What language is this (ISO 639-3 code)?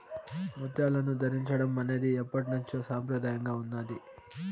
tel